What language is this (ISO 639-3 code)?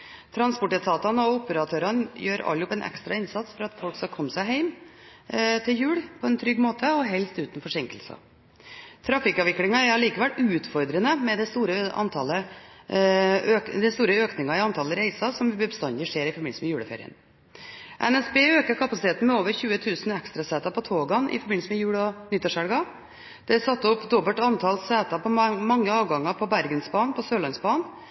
nob